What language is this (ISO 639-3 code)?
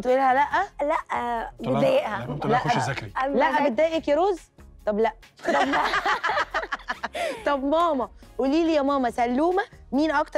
ara